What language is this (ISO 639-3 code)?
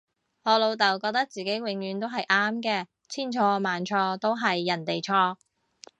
yue